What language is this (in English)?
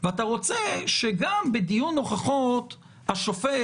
Hebrew